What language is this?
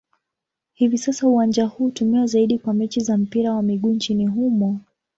Swahili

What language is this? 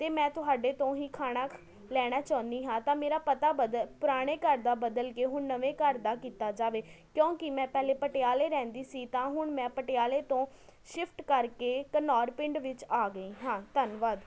Punjabi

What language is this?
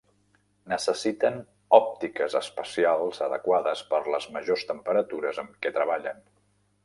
Catalan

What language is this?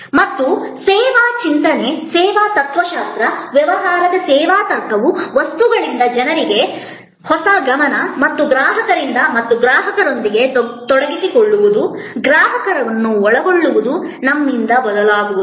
Kannada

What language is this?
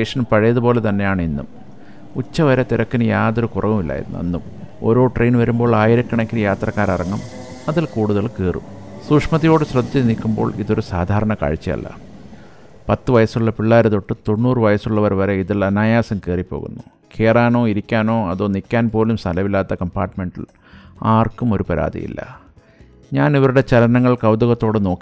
Malayalam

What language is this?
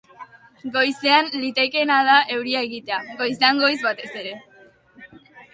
Basque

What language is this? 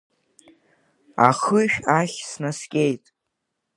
Abkhazian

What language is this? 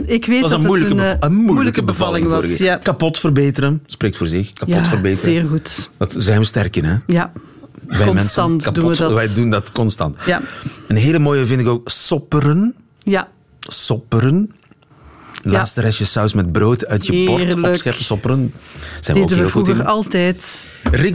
Dutch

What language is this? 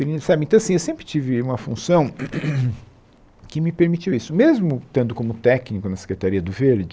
Portuguese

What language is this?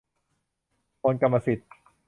Thai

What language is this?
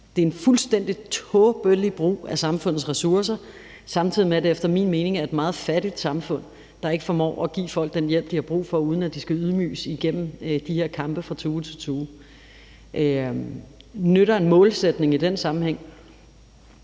Danish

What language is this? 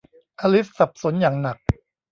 Thai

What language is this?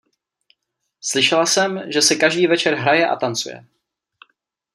Czech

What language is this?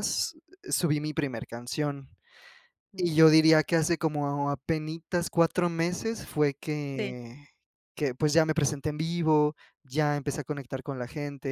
Spanish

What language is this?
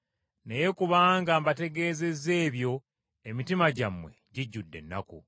Ganda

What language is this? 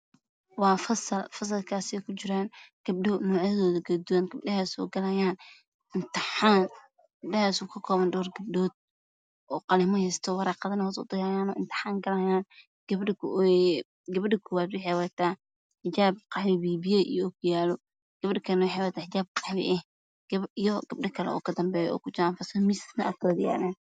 Somali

